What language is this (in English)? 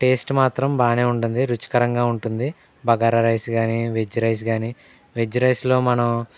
Telugu